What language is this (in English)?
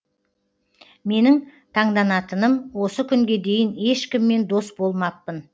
Kazakh